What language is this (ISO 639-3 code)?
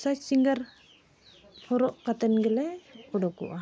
sat